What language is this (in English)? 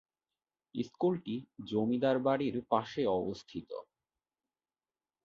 Bangla